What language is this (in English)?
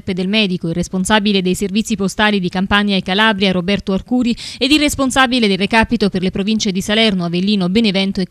Italian